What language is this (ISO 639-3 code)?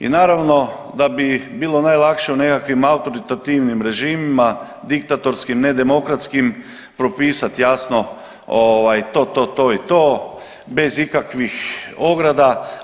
hrv